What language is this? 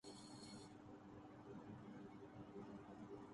Urdu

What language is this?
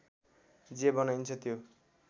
Nepali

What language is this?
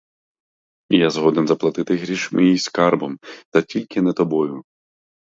Ukrainian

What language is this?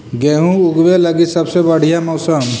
Magahi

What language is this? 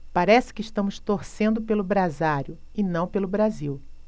Portuguese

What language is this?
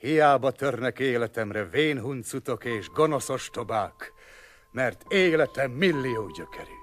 Hungarian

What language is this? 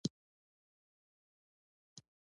Pashto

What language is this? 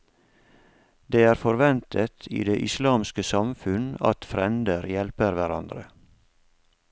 Norwegian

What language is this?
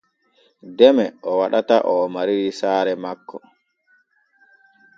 Borgu Fulfulde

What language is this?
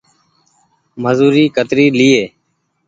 Goaria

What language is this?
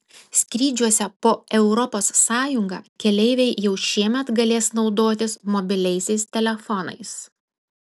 Lithuanian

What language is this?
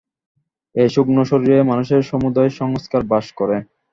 Bangla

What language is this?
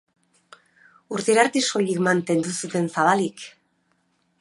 Basque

